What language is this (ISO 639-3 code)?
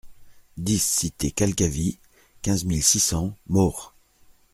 fra